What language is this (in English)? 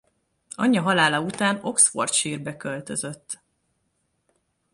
Hungarian